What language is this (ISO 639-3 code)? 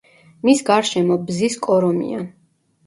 kat